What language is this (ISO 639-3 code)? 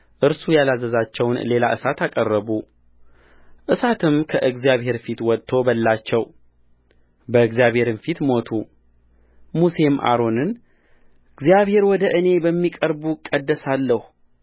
amh